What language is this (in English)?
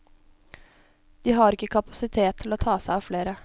Norwegian